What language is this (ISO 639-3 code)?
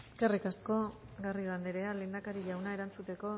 eus